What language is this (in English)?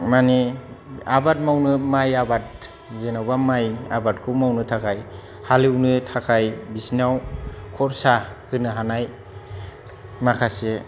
Bodo